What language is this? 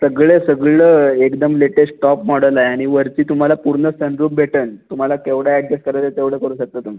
Marathi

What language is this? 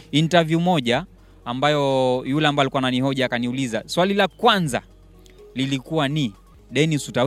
Swahili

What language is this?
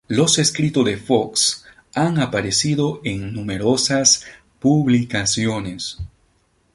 Spanish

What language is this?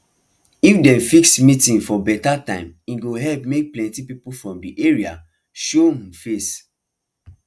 Nigerian Pidgin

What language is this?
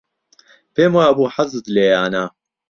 Central Kurdish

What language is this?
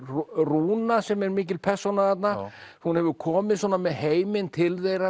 Icelandic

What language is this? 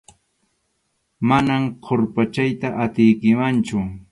Arequipa-La Unión Quechua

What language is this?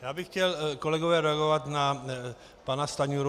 Czech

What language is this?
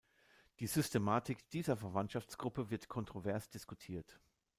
German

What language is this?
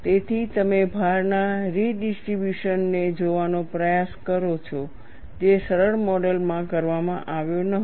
Gujarati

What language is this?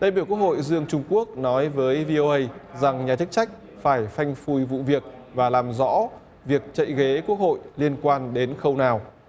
Vietnamese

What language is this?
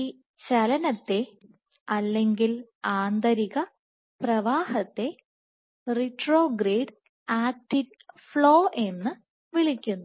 Malayalam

